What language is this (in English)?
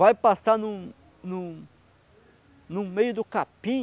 Portuguese